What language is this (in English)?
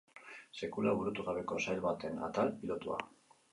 Basque